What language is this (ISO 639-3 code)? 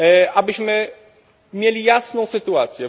pol